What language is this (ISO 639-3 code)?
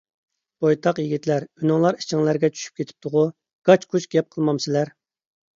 uig